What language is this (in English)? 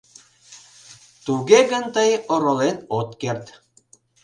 Mari